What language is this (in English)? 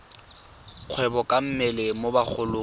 Tswana